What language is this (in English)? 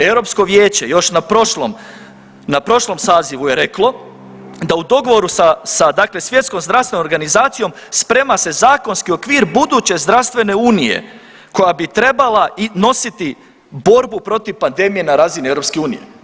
Croatian